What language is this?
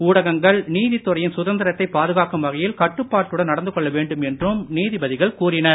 Tamil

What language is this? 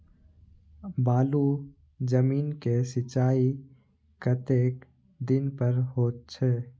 Maithili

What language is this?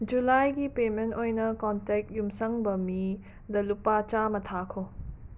Manipuri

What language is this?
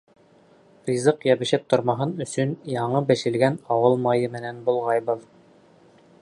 Bashkir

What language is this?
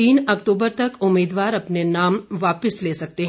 Hindi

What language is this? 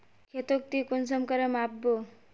Magahi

